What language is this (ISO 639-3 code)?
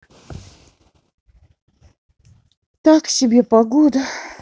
rus